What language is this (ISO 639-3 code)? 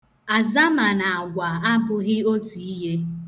ibo